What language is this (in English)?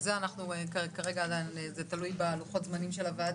Hebrew